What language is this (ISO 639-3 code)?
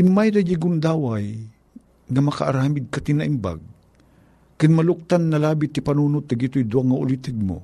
fil